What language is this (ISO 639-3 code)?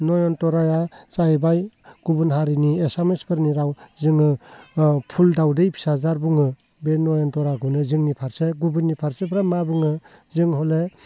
brx